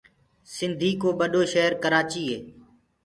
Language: Gurgula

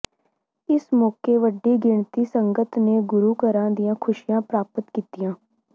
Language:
Punjabi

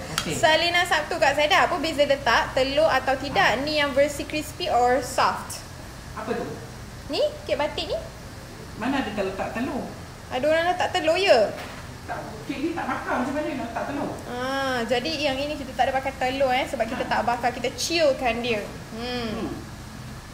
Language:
Malay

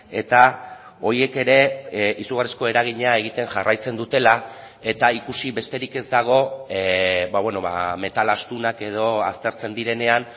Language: Basque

